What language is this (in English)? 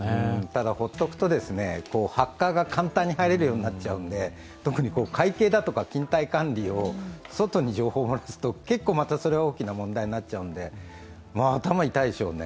Japanese